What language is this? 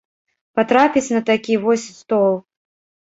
Belarusian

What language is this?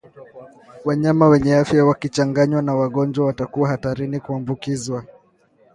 Swahili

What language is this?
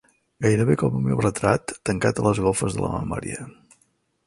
Catalan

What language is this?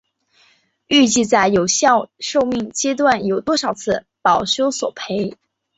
Chinese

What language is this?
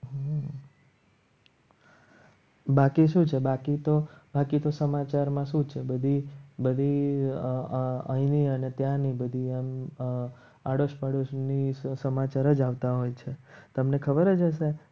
Gujarati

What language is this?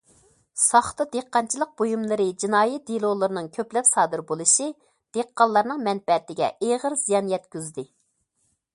Uyghur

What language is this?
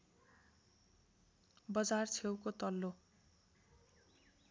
Nepali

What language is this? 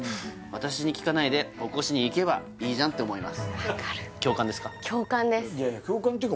Japanese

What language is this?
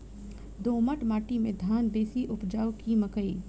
Maithili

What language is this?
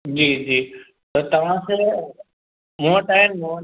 Sindhi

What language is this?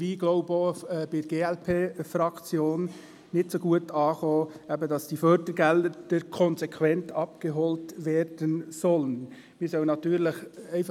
Swiss German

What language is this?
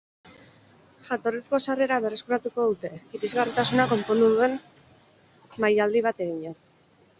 Basque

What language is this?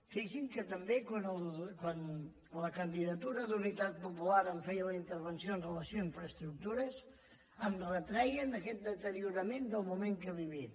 Catalan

